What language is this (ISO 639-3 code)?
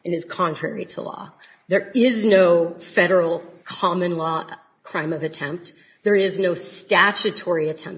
eng